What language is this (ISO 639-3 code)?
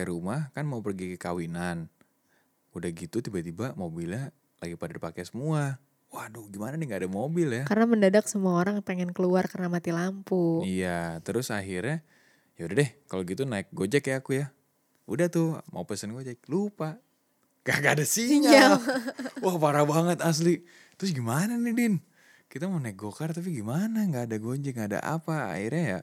ind